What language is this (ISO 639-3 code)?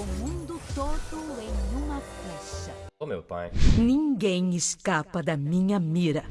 por